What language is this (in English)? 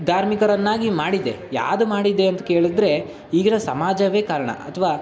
Kannada